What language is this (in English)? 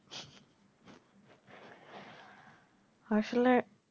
Bangla